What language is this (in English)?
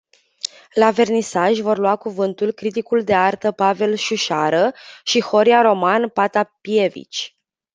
Romanian